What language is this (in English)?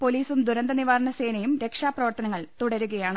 Malayalam